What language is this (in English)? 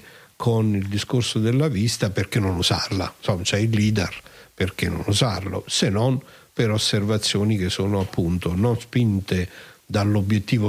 Italian